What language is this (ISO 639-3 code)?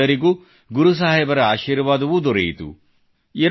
kan